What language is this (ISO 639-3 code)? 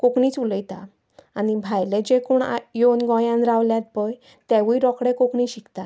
kok